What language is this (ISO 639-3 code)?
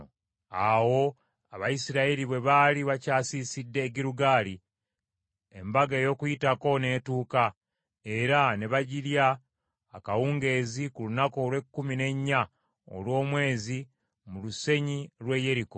lug